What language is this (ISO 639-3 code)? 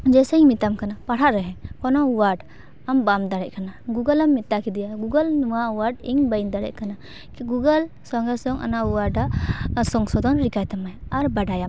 sat